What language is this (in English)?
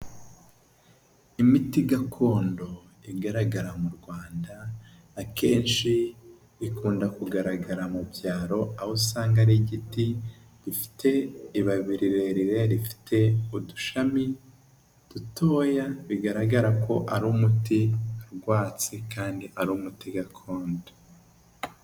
Kinyarwanda